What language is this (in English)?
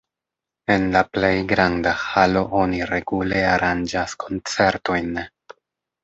Esperanto